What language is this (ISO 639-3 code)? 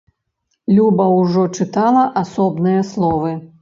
bel